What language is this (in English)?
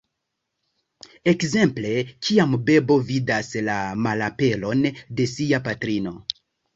Esperanto